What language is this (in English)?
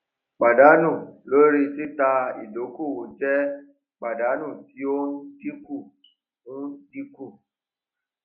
Yoruba